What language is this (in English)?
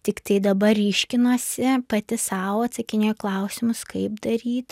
Lithuanian